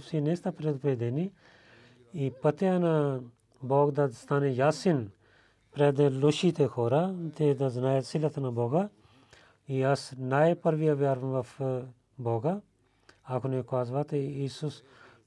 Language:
Bulgarian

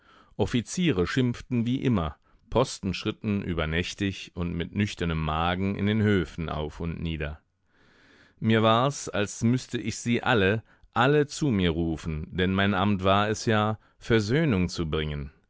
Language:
German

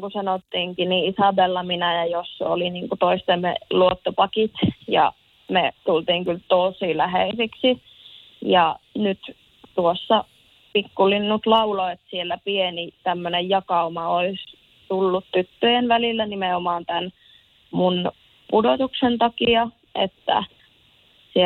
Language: Finnish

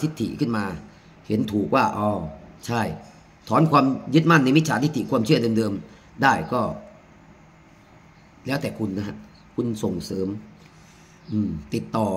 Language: Thai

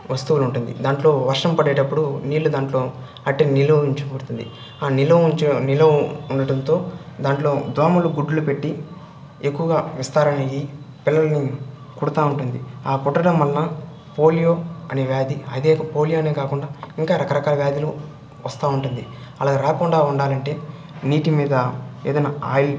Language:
Telugu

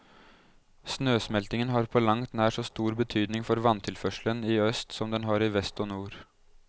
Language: Norwegian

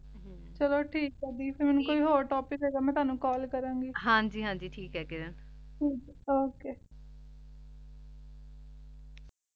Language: Punjabi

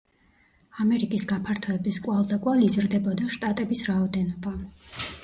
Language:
Georgian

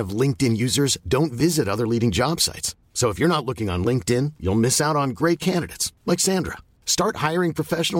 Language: Swedish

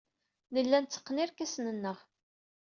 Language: Kabyle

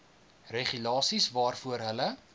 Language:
Afrikaans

